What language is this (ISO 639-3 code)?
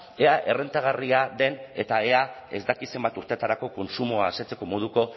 eus